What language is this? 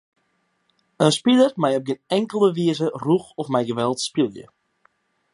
Western Frisian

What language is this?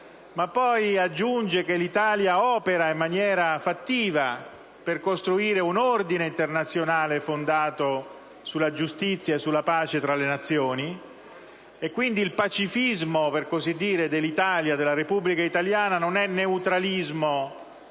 Italian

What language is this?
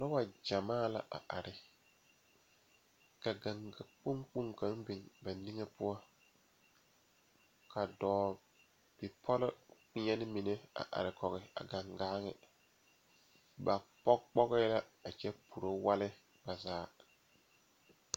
Southern Dagaare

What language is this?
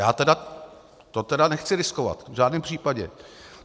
Czech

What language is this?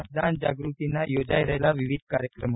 Gujarati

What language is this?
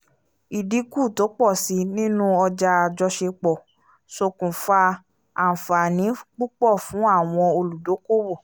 Yoruba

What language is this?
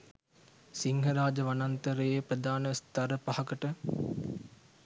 Sinhala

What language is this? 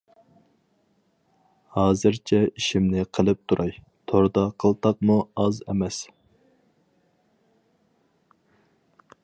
Uyghur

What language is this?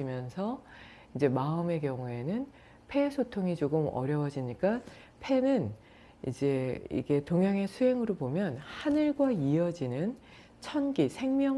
Korean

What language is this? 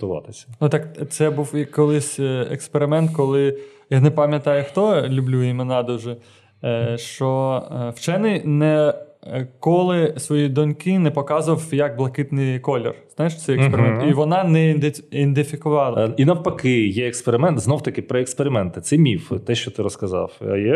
Ukrainian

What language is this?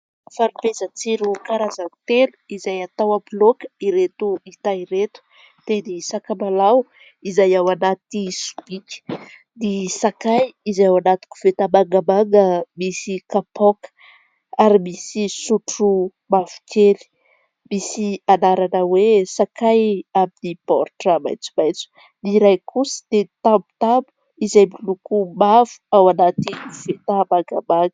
Malagasy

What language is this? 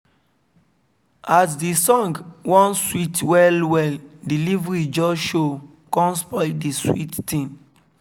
Nigerian Pidgin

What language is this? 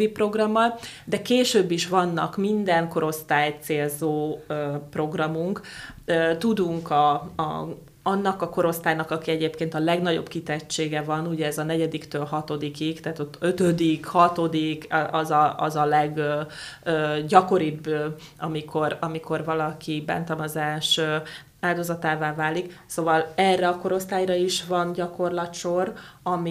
Hungarian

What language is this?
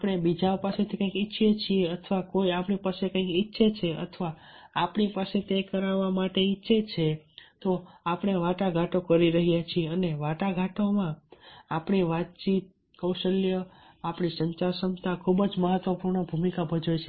Gujarati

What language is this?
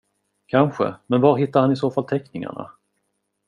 Swedish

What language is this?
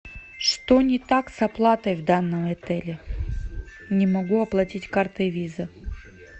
Russian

